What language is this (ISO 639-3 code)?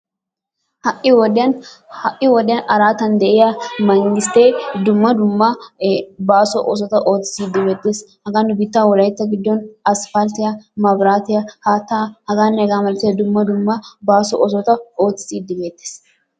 wal